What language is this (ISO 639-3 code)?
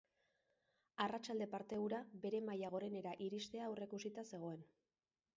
eus